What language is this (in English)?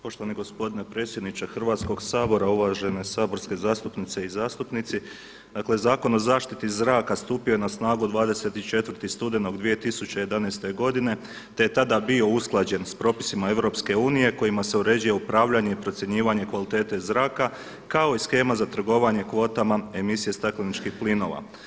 Croatian